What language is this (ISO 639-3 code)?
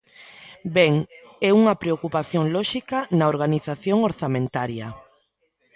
glg